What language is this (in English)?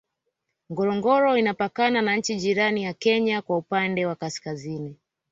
Swahili